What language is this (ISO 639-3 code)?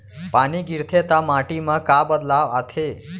hne